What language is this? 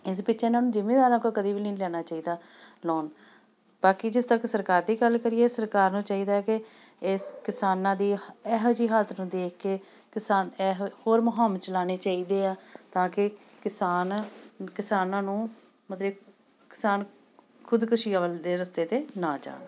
Punjabi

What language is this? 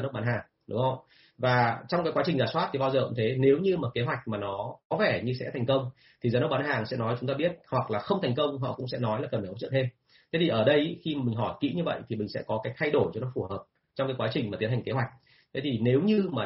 Vietnamese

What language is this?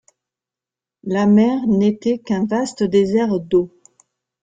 French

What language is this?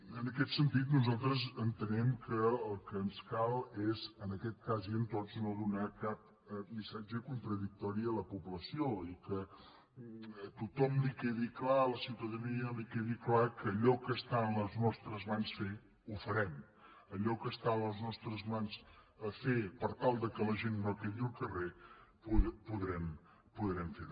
Catalan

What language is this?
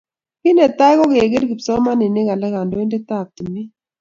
Kalenjin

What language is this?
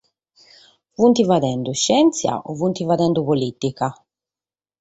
Sardinian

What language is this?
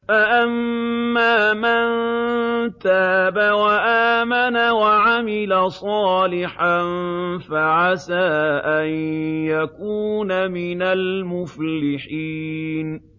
Arabic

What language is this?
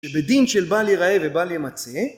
Hebrew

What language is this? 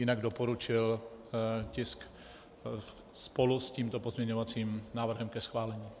Czech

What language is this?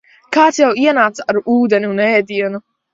Latvian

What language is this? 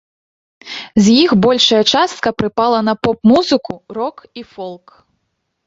Belarusian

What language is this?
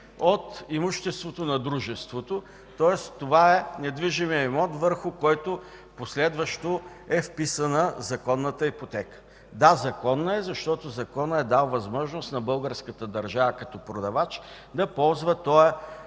Bulgarian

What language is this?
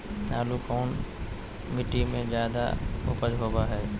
Magahi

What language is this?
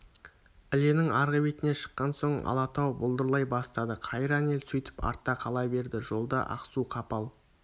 Kazakh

